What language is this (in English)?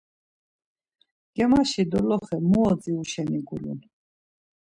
Laz